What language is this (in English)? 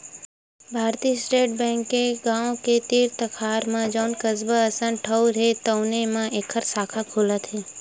Chhattisgarhi